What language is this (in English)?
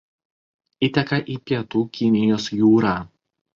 Lithuanian